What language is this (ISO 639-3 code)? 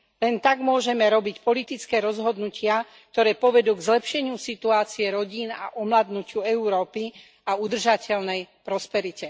slk